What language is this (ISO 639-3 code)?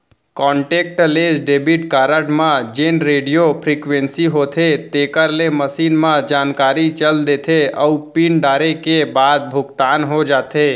hne